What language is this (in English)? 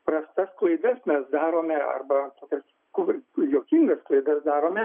Lithuanian